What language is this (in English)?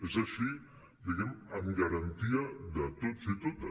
Catalan